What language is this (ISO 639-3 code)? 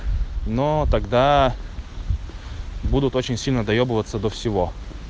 rus